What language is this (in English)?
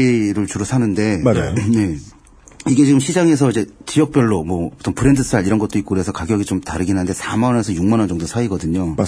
Korean